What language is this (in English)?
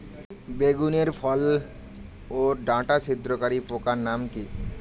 Bangla